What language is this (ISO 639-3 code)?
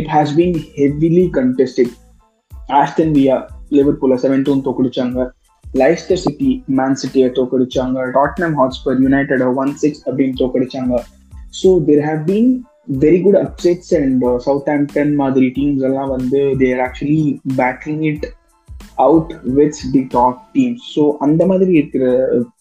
tam